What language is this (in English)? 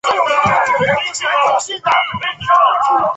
Chinese